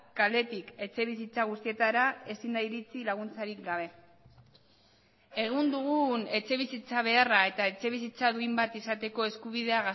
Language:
Basque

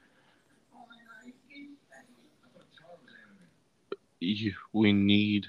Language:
English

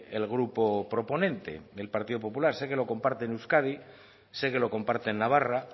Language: Spanish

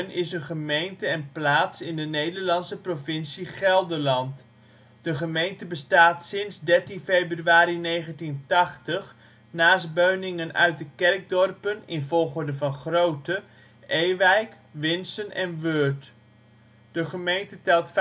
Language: Dutch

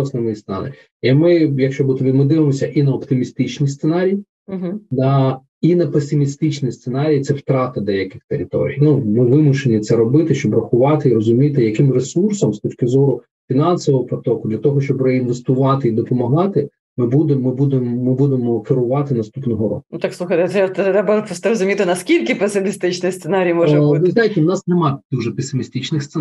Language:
Ukrainian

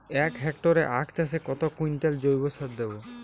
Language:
Bangla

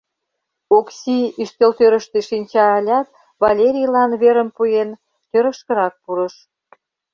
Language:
Mari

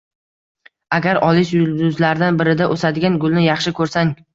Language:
Uzbek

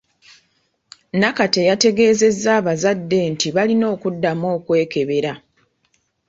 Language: Ganda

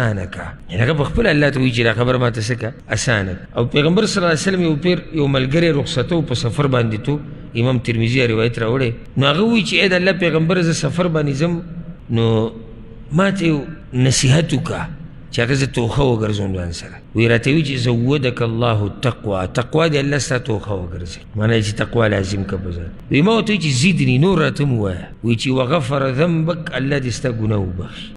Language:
Arabic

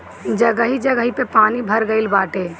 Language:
Bhojpuri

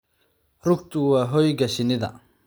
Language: Somali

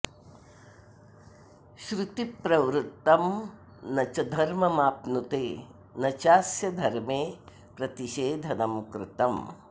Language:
Sanskrit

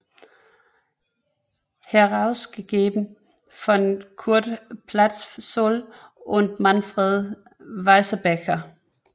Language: Danish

